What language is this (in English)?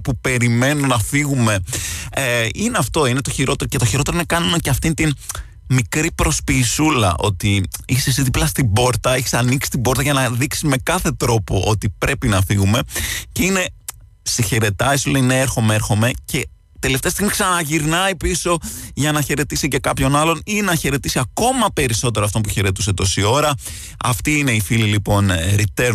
Greek